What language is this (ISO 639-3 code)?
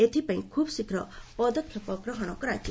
ori